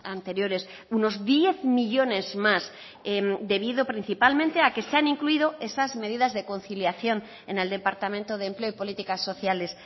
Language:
Spanish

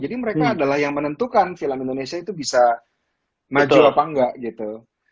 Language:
Indonesian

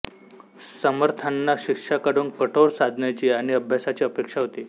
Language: Marathi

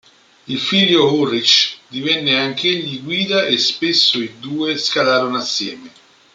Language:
Italian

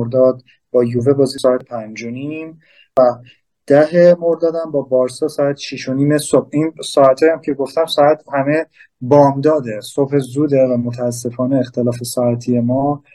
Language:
Persian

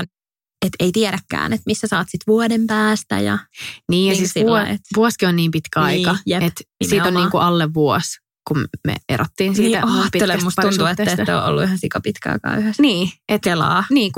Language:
Finnish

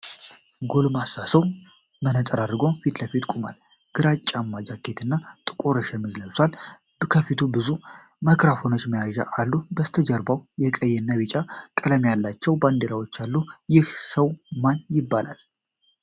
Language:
Amharic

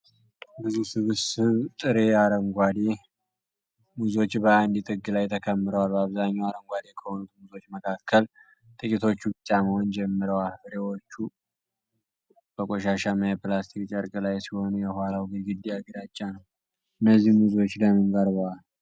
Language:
Amharic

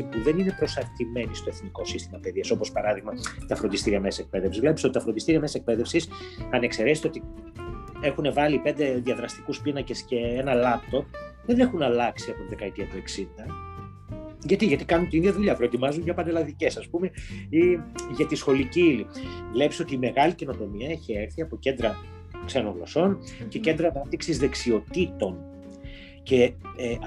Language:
Greek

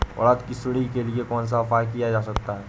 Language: Hindi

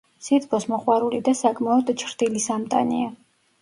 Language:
Georgian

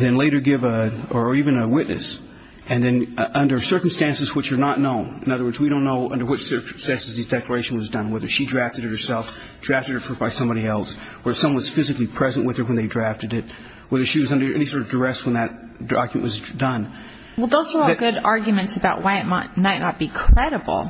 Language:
English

